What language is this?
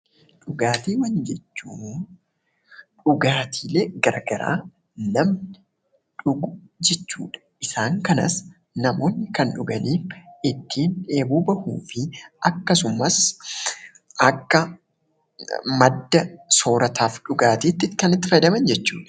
Oromo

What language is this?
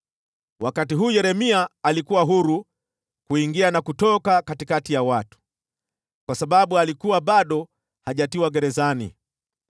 Swahili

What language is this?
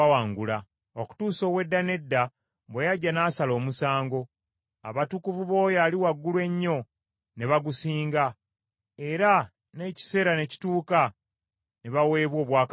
Ganda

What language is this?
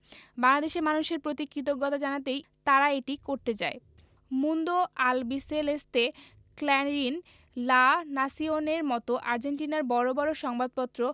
Bangla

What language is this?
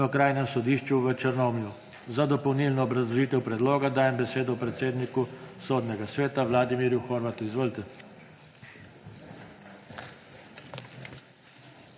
Slovenian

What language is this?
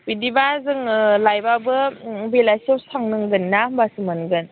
Bodo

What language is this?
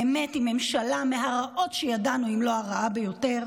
Hebrew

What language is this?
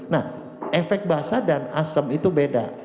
Indonesian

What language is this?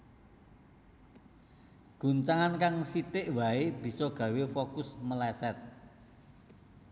Javanese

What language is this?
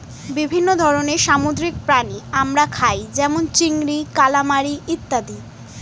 Bangla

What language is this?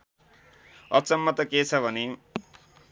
Nepali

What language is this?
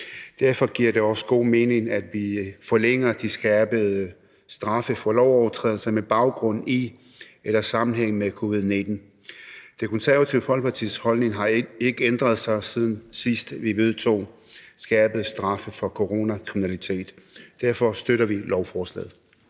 Danish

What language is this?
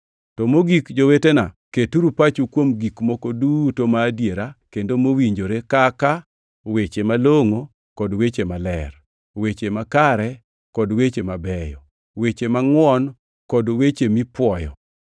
Luo (Kenya and Tanzania)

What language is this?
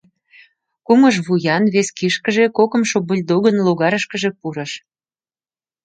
Mari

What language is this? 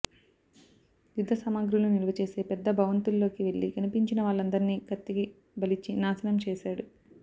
Telugu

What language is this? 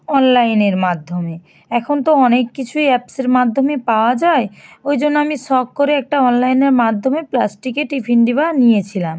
Bangla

